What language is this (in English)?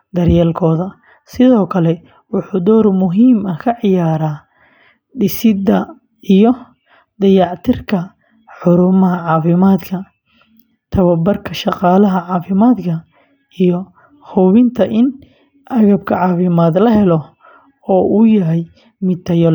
Somali